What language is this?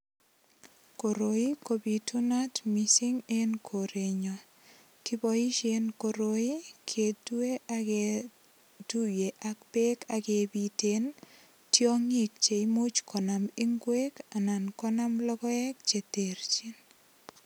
Kalenjin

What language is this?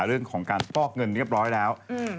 Thai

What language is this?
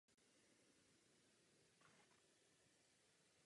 Czech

